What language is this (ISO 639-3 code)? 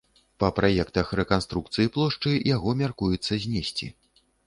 bel